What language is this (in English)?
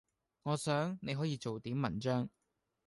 Cantonese